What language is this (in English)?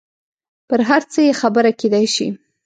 Pashto